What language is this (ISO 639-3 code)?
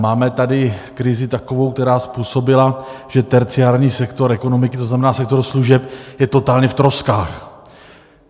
ces